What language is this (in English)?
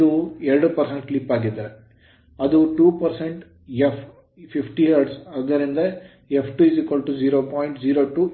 Kannada